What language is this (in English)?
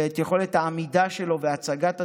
Hebrew